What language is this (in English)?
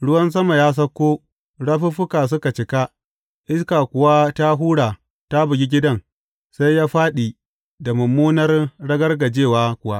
Hausa